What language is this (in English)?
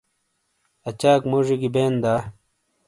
Shina